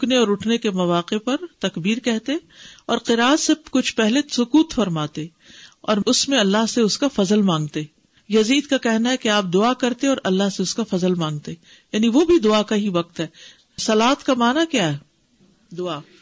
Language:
Urdu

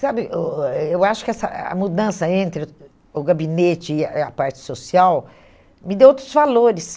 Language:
Portuguese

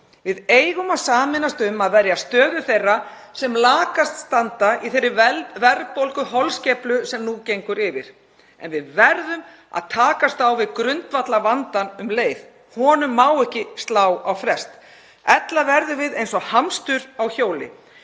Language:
Icelandic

